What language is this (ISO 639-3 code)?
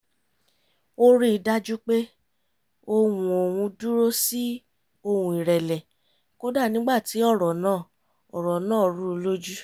yor